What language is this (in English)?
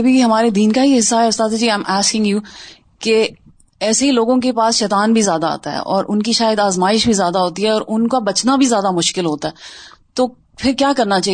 Urdu